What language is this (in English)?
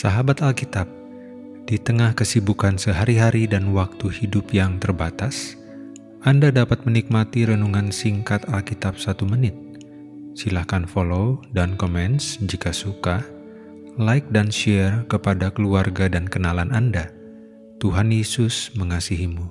Indonesian